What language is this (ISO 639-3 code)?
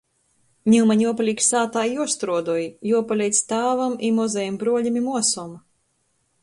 ltg